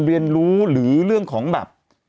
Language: Thai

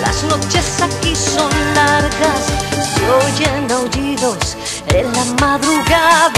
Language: Polish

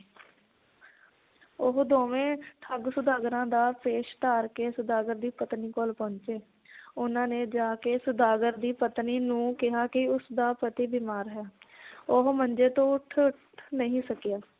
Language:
Punjabi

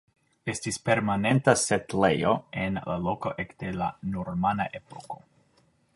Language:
Esperanto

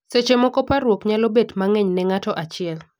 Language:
Luo (Kenya and Tanzania)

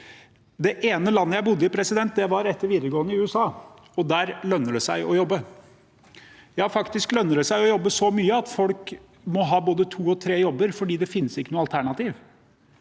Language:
Norwegian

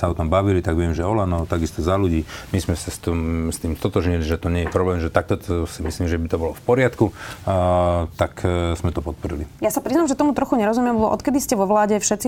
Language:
Slovak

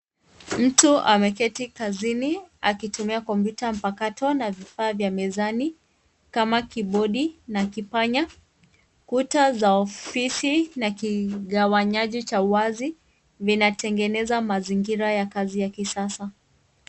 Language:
Swahili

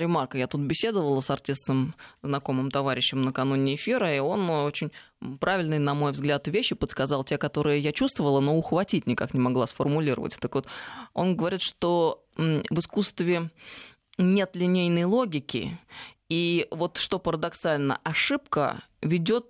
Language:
Russian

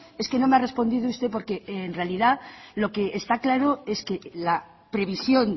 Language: Spanish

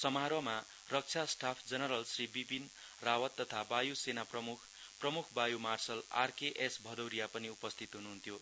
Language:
Nepali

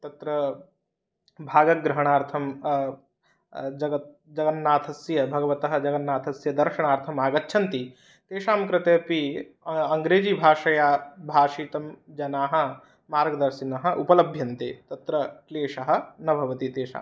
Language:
Sanskrit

